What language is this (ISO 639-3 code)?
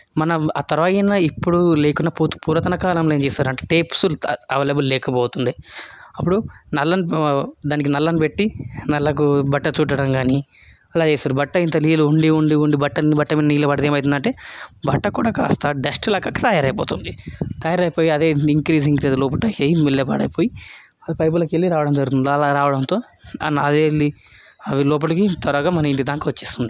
tel